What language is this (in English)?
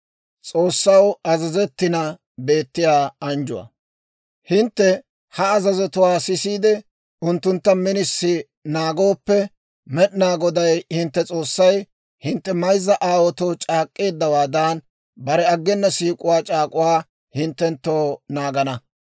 Dawro